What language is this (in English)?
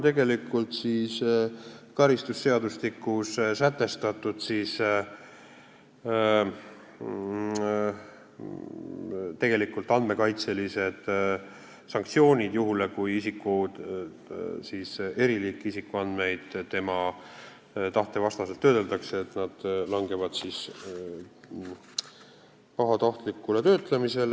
Estonian